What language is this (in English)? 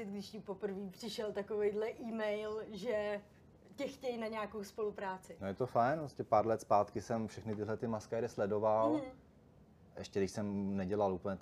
Czech